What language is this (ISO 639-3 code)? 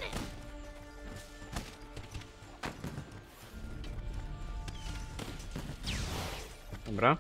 pol